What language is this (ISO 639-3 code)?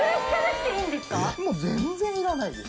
jpn